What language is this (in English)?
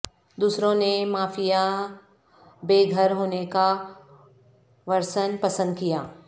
Urdu